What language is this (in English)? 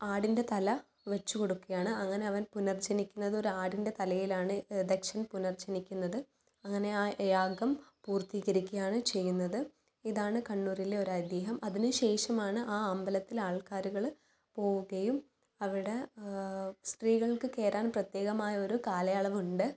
Malayalam